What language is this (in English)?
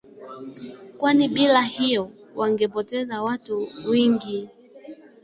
Swahili